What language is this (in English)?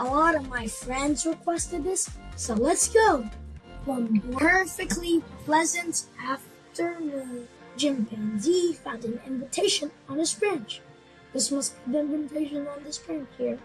English